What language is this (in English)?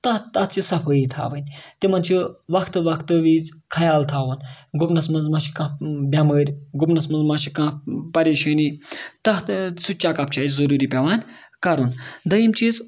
Kashmiri